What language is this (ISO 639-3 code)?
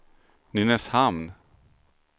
swe